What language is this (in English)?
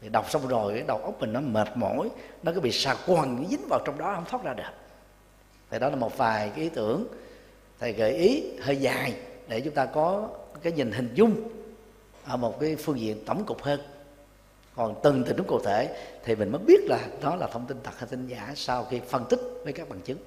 Vietnamese